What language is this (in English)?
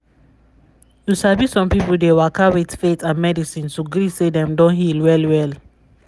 Nigerian Pidgin